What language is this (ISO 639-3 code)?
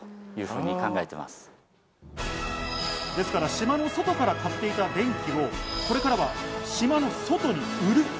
jpn